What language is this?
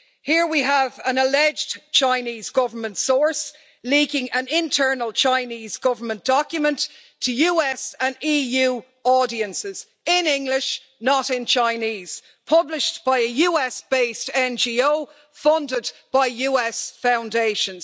English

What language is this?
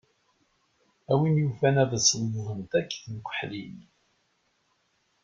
Kabyle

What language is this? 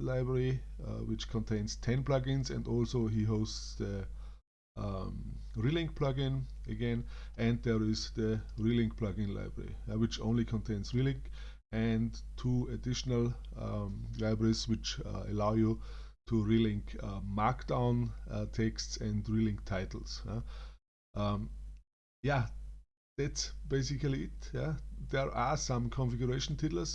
English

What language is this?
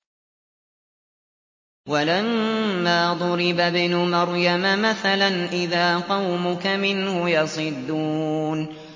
Arabic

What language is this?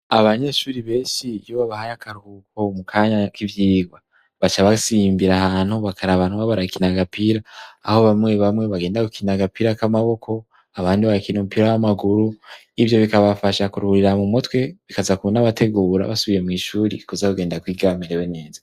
Rundi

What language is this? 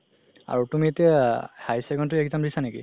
Assamese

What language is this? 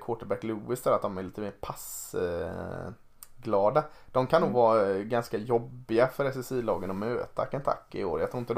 Swedish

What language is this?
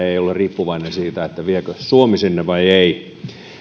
Finnish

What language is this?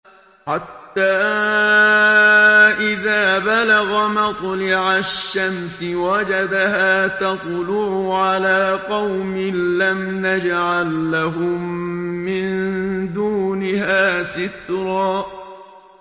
Arabic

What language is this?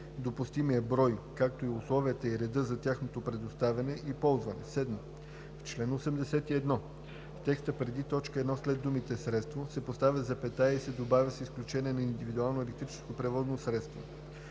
Bulgarian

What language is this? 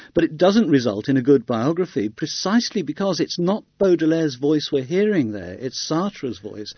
English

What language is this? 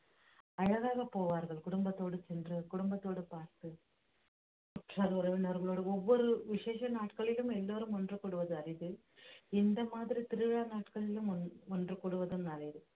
Tamil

